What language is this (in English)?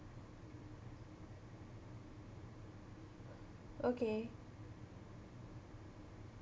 English